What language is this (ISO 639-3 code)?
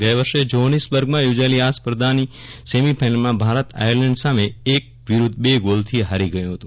guj